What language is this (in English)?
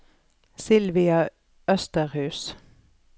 Norwegian